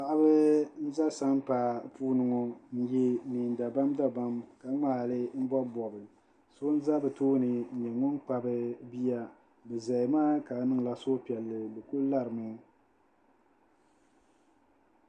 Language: Dagbani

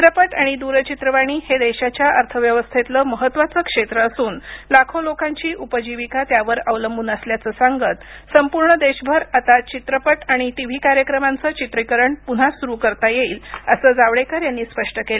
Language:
Marathi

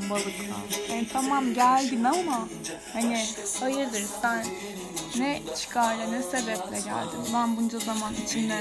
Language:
Turkish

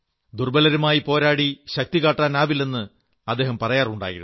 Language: Malayalam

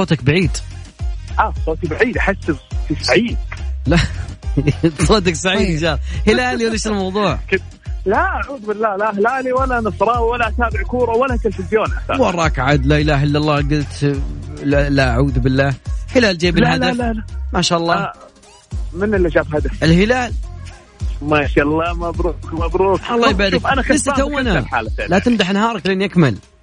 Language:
Arabic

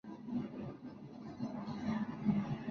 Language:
Spanish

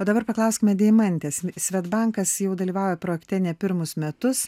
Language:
Lithuanian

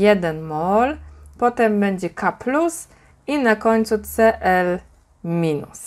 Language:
Polish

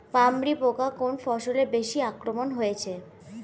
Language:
Bangla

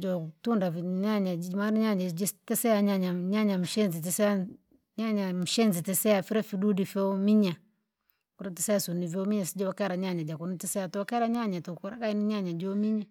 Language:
Langi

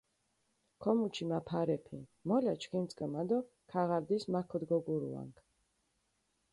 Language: Mingrelian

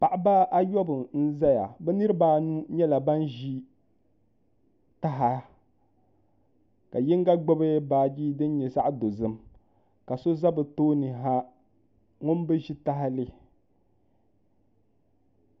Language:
Dagbani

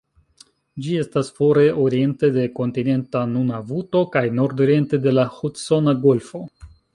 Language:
Esperanto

